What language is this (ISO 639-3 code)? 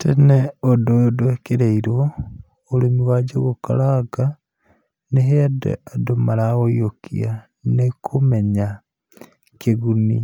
kik